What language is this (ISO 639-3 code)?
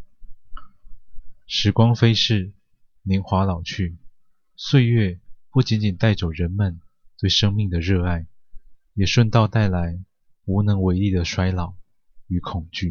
zho